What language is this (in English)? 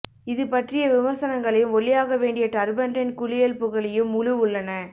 Tamil